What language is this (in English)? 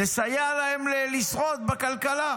Hebrew